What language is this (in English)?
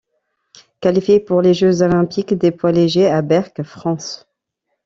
French